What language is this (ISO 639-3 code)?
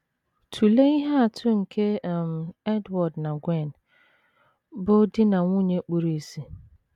ibo